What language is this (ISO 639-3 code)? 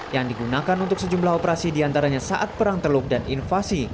ind